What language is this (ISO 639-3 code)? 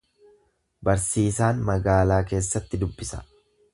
orm